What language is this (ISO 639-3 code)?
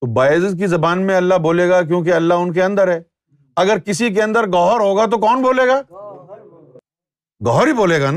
urd